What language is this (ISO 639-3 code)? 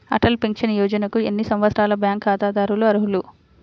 tel